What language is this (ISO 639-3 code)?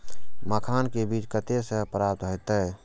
mai